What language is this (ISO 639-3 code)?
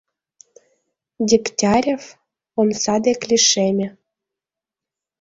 chm